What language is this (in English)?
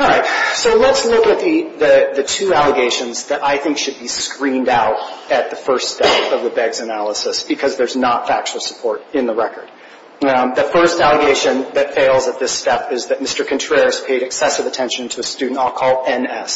English